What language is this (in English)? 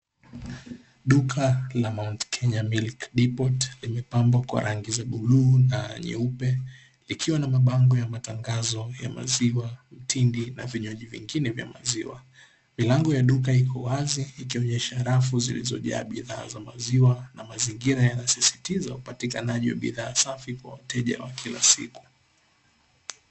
Swahili